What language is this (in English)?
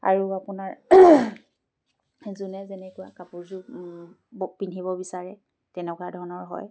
Assamese